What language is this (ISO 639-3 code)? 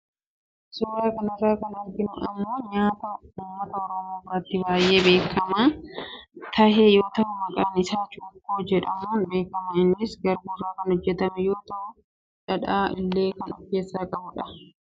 orm